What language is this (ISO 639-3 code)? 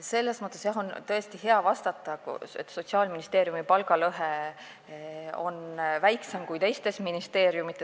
est